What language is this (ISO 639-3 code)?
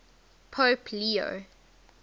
eng